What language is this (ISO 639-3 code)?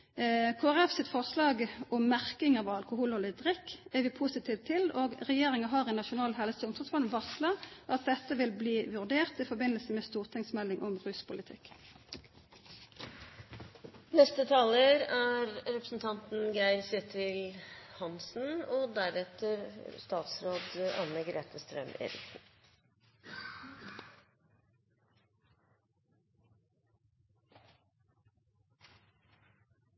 nor